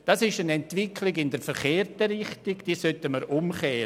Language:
Swiss German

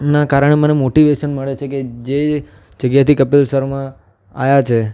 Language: Gujarati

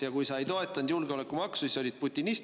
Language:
Estonian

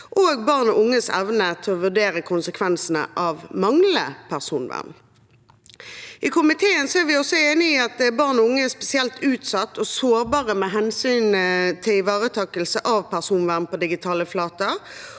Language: Norwegian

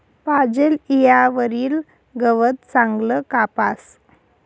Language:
Marathi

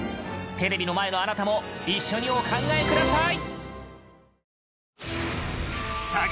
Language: Japanese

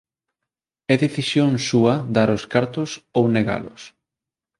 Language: Galician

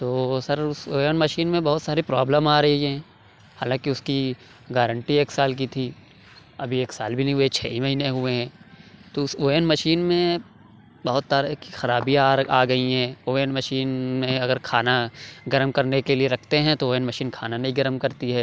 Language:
Urdu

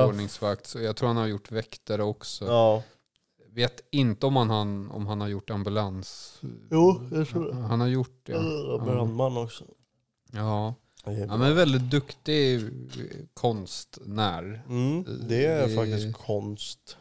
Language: Swedish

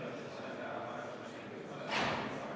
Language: Estonian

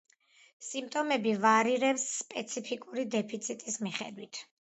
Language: Georgian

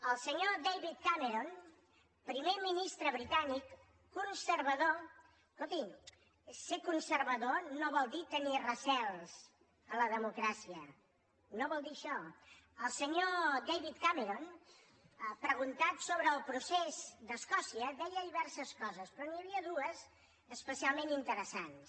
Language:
Catalan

